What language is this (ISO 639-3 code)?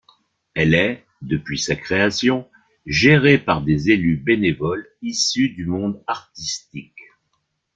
fra